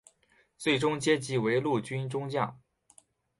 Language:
Chinese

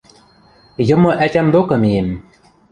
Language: Western Mari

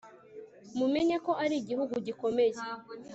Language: Kinyarwanda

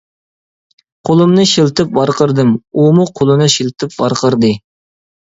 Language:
Uyghur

